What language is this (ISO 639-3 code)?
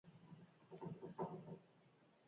eus